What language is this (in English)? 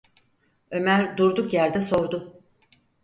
Turkish